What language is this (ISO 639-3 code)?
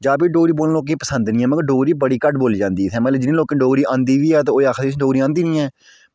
doi